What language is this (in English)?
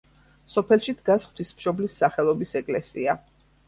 Georgian